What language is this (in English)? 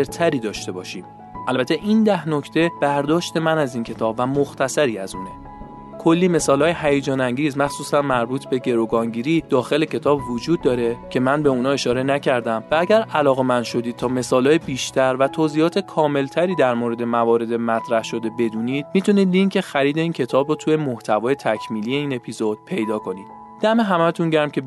Persian